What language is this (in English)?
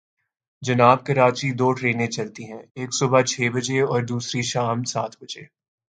Urdu